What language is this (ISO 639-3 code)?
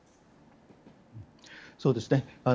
jpn